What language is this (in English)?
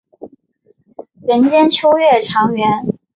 Chinese